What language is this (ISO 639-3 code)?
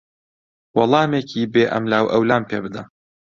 ckb